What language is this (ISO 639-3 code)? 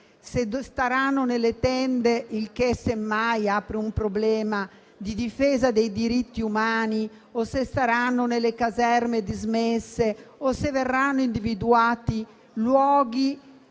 ita